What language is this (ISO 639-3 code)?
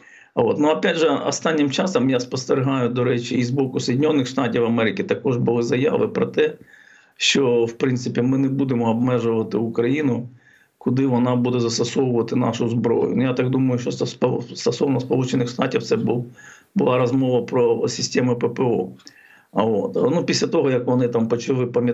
ukr